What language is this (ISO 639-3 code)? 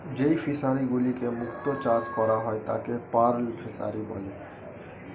ben